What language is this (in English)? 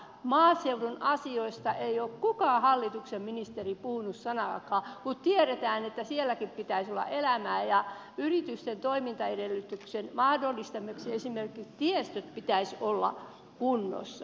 Finnish